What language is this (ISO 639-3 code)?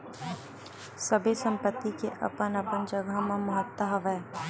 hne